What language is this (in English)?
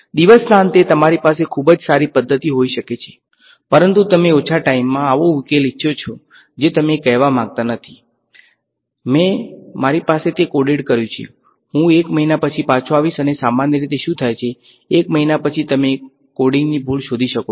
Gujarati